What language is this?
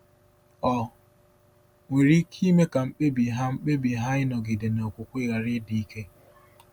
Igbo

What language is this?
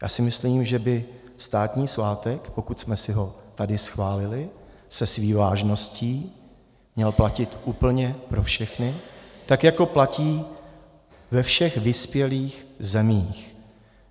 Czech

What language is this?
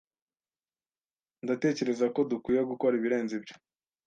Kinyarwanda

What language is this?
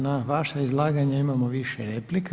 Croatian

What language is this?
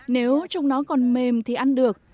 Vietnamese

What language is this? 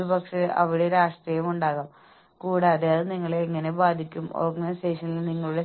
Malayalam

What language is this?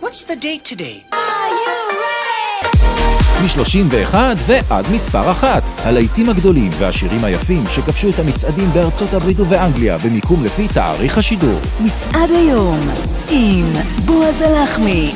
Hebrew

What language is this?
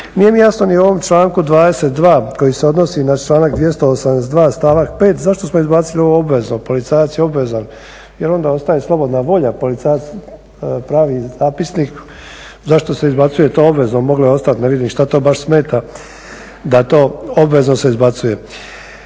Croatian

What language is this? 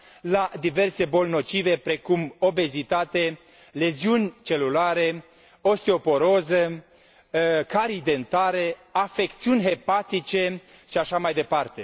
Romanian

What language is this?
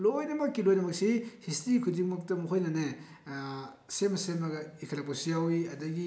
Manipuri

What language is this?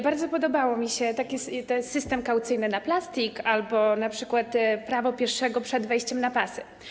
Polish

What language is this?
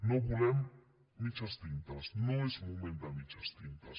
Catalan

